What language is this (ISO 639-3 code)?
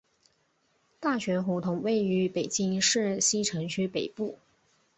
zho